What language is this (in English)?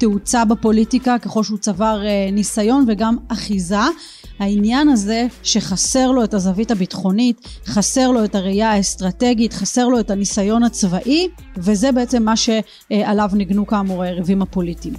Hebrew